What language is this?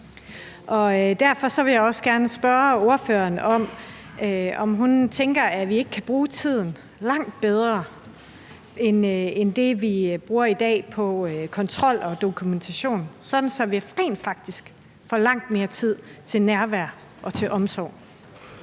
Danish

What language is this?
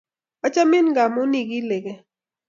Kalenjin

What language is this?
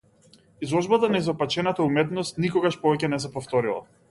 Macedonian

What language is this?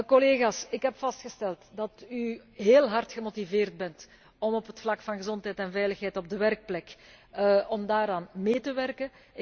Dutch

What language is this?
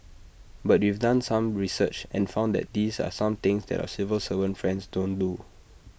English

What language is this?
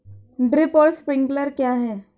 Hindi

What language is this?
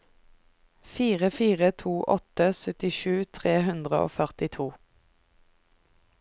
Norwegian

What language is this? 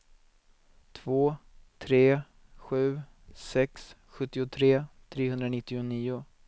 Swedish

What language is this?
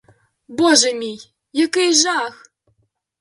Ukrainian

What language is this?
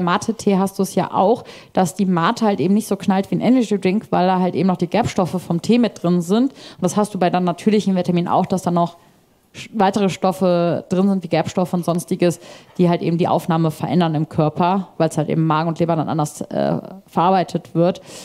German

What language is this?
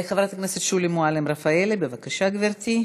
Hebrew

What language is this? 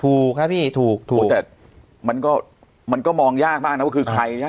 Thai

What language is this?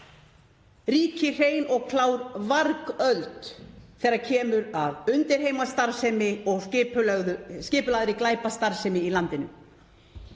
Icelandic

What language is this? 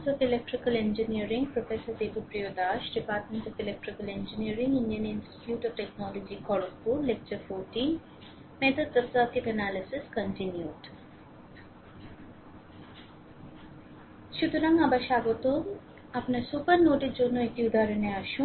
Bangla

